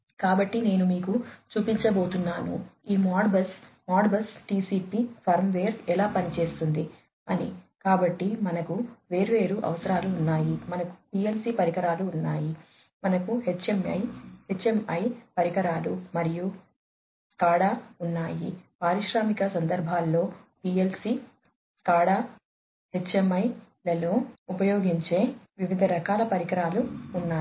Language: Telugu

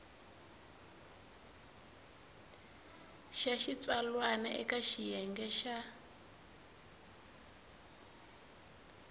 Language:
Tsonga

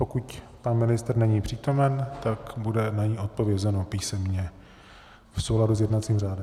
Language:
Czech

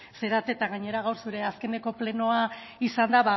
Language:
Basque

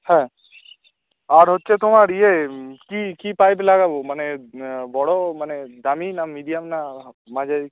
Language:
Bangla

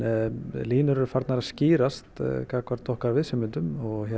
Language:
Icelandic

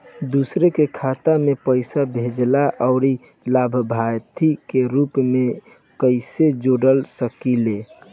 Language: Bhojpuri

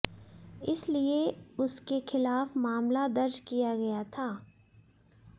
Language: Hindi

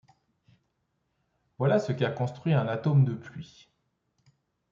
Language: French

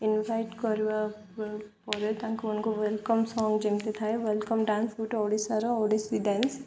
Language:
Odia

